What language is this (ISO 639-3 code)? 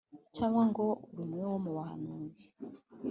kin